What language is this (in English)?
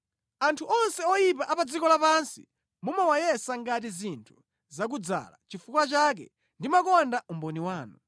Nyanja